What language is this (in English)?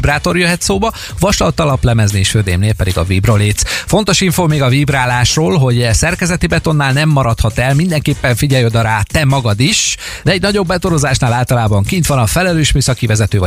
Hungarian